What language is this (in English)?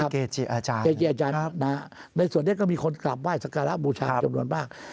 Thai